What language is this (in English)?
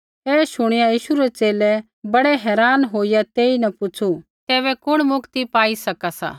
Kullu Pahari